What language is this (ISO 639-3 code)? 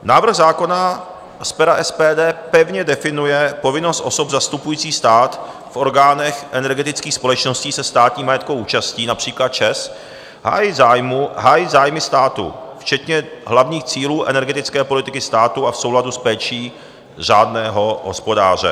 ces